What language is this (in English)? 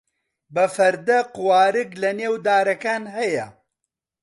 Central Kurdish